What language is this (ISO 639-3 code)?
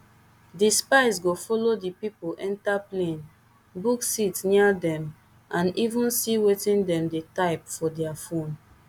pcm